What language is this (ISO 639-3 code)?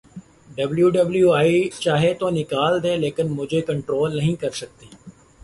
urd